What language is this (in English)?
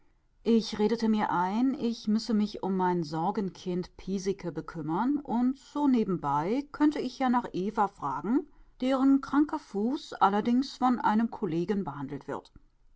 German